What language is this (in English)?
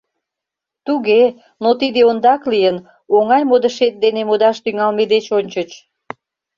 Mari